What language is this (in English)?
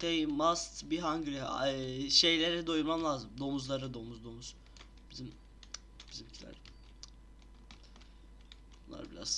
Turkish